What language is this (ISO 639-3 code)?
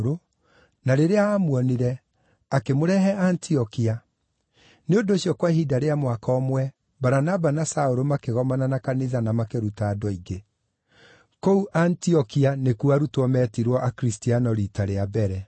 kik